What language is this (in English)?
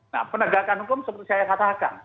Indonesian